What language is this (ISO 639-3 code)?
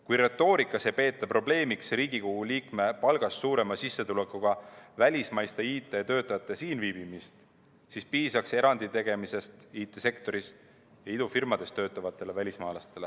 est